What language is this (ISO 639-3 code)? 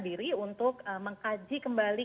ind